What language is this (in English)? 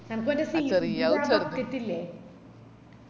Malayalam